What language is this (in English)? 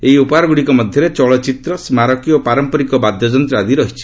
Odia